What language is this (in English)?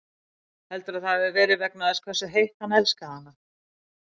Icelandic